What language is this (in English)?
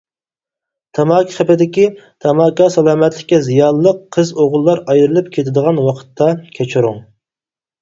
Uyghur